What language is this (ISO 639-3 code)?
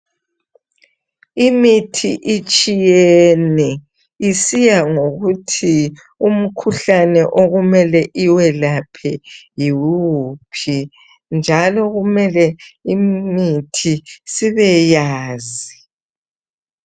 nde